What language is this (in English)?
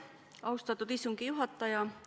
Estonian